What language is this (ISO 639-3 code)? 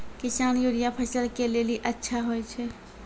mai